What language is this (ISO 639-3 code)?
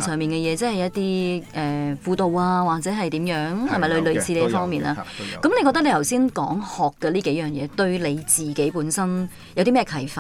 zho